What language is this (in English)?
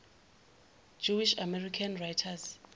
Zulu